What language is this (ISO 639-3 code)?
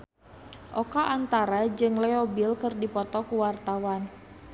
sun